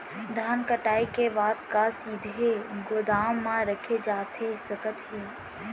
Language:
Chhattisgarhi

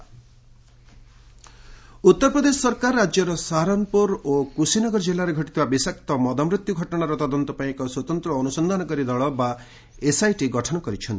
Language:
Odia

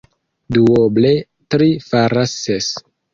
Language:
Esperanto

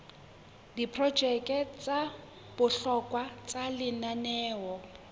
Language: Southern Sotho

